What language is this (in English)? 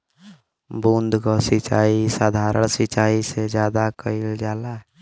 Bhojpuri